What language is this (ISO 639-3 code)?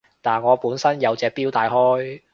yue